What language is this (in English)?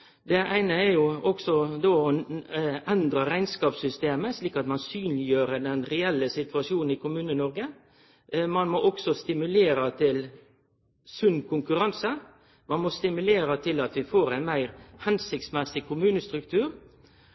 Norwegian Nynorsk